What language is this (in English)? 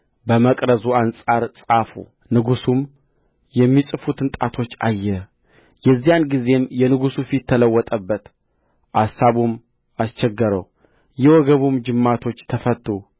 Amharic